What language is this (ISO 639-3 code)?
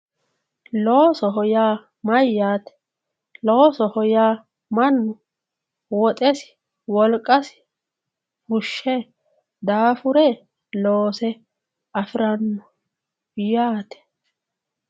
sid